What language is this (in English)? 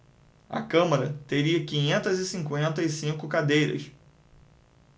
Portuguese